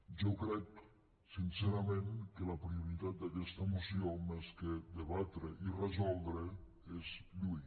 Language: Catalan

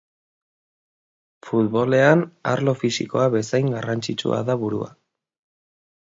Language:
Basque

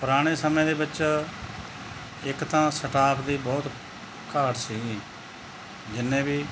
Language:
Punjabi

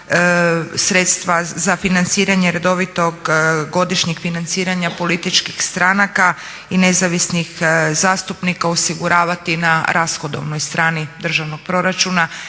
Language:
Croatian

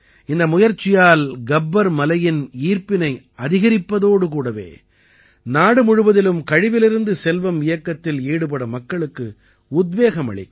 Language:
Tamil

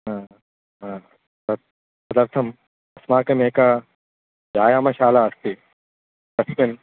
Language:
Sanskrit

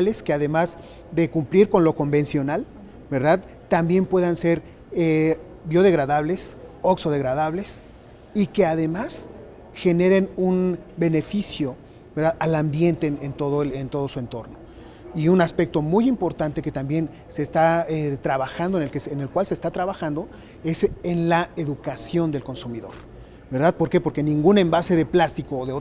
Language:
Spanish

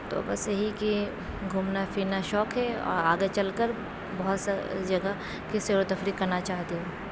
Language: Urdu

